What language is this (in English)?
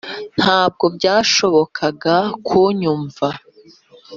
Kinyarwanda